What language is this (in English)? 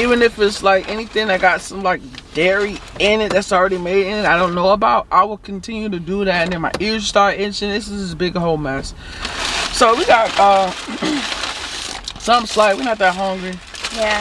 English